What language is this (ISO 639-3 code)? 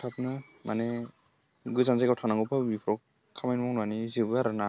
brx